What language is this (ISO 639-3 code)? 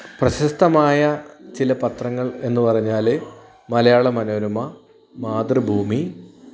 mal